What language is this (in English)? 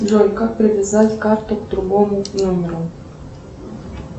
Russian